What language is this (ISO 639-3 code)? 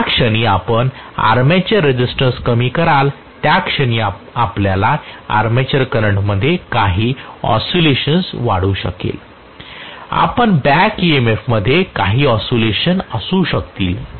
mar